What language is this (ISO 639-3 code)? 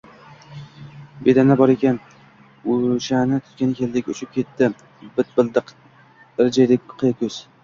uzb